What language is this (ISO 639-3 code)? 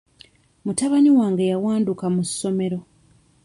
lug